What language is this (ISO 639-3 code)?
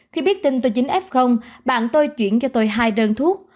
vie